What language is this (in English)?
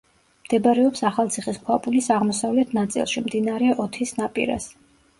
Georgian